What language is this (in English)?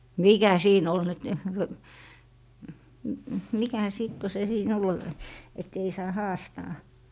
Finnish